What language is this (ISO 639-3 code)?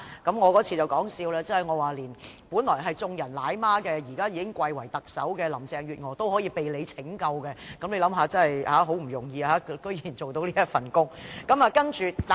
yue